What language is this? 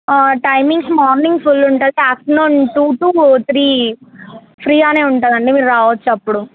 Telugu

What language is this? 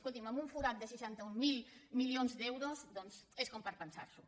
Catalan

